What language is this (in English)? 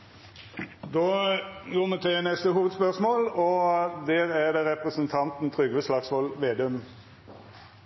Norwegian